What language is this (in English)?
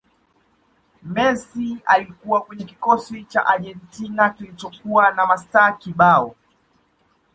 Swahili